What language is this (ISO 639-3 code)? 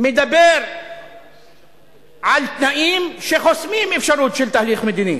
heb